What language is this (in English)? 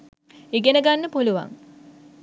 Sinhala